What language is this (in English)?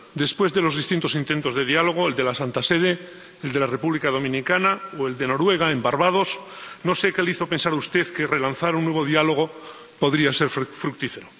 Spanish